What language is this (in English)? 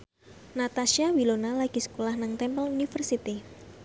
Javanese